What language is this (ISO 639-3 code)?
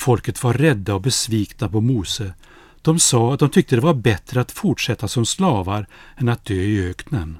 swe